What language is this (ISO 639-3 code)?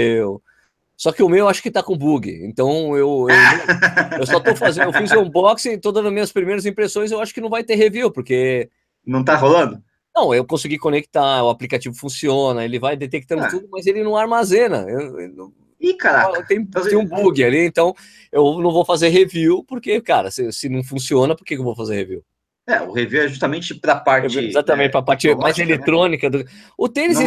por